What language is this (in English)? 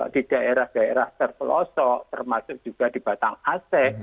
Indonesian